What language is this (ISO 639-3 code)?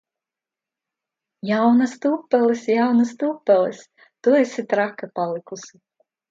lav